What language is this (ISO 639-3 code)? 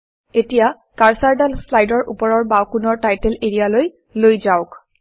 asm